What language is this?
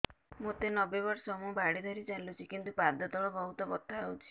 Odia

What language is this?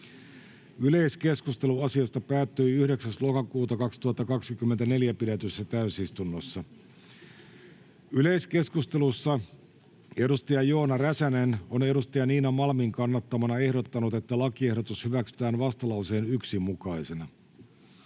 Finnish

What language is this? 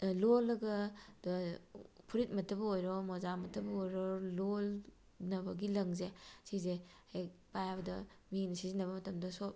Manipuri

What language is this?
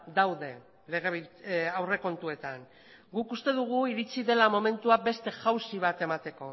Basque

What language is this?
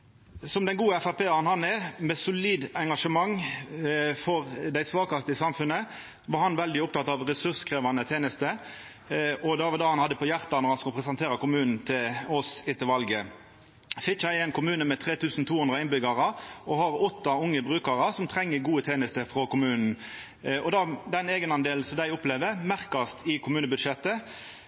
Norwegian Nynorsk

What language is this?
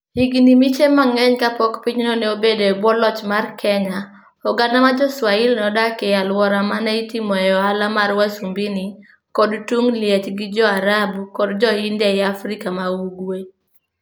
Luo (Kenya and Tanzania)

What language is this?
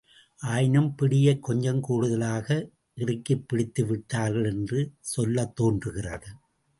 Tamil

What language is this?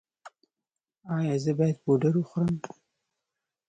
Pashto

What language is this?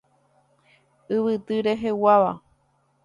Guarani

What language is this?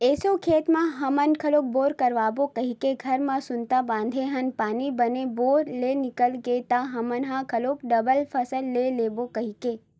Chhattisgarhi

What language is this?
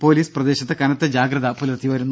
Malayalam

